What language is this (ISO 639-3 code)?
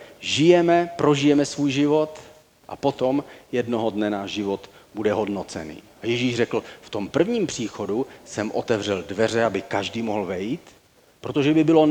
ces